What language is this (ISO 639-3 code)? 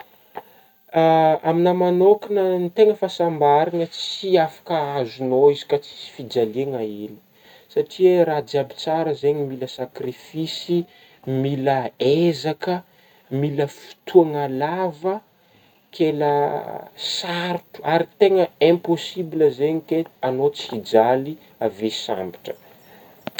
bmm